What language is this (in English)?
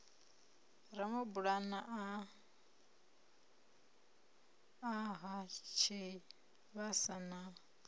Venda